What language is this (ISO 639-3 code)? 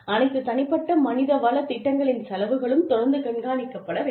tam